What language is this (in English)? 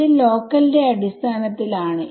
Malayalam